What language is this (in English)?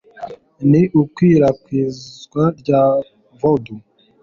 Kinyarwanda